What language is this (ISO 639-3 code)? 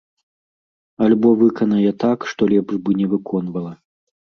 bel